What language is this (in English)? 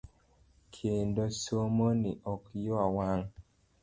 Luo (Kenya and Tanzania)